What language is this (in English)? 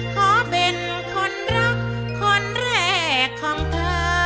Thai